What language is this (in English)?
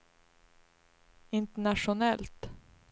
Swedish